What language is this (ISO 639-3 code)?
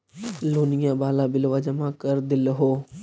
mag